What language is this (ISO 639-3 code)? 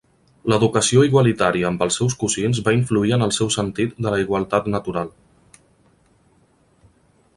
cat